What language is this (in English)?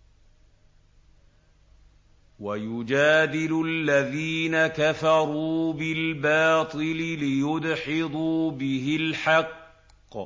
Arabic